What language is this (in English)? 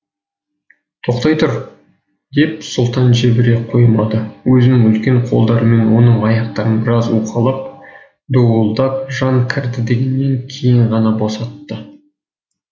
Kazakh